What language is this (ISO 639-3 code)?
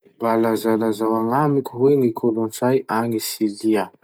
msh